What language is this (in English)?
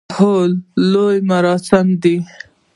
Pashto